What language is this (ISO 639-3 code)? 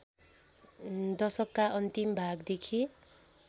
nep